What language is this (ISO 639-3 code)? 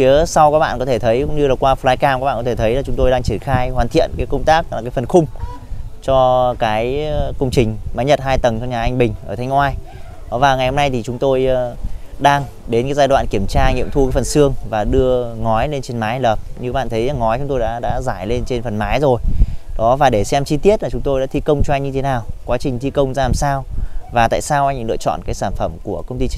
vie